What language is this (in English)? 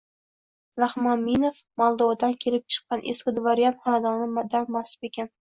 Uzbek